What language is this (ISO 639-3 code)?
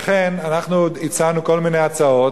heb